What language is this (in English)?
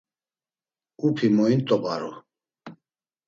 Laz